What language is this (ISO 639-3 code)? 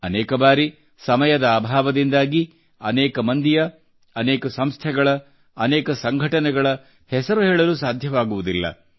kan